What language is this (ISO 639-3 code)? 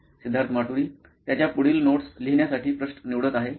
mar